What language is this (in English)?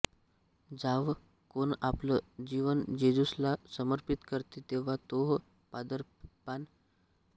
Marathi